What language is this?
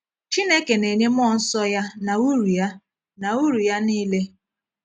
Igbo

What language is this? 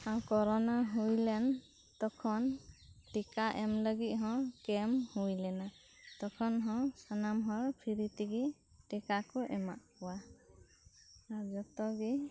Santali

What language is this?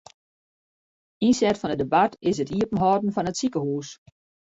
Western Frisian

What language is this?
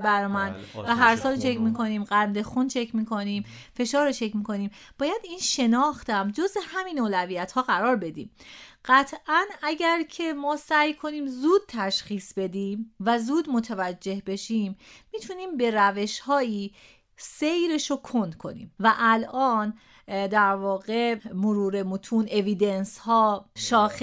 Persian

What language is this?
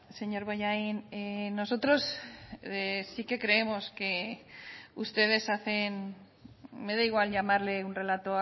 Spanish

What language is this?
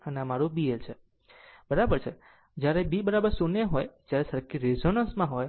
Gujarati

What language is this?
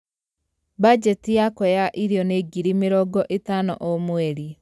Kikuyu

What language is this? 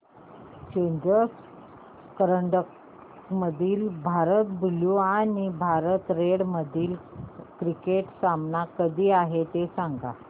Marathi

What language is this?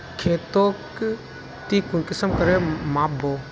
Magahi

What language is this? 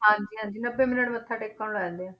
Punjabi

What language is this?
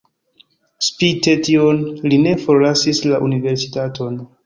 Esperanto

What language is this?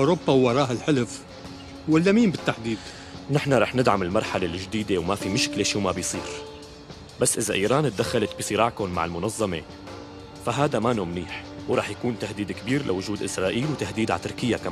Arabic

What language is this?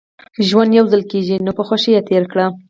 Pashto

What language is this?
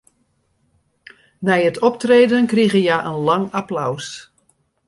Western Frisian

